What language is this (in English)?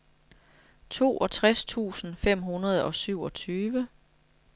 Danish